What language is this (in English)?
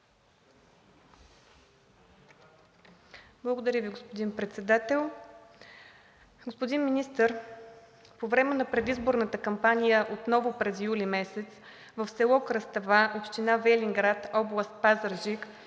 Bulgarian